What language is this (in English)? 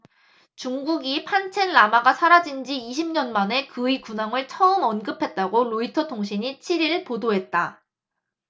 Korean